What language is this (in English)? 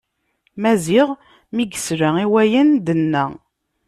Kabyle